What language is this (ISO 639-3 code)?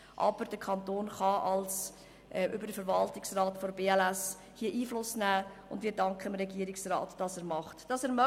gsw